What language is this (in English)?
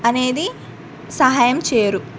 Telugu